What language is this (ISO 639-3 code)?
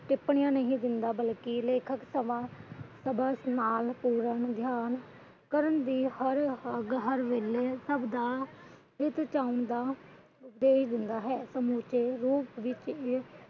pan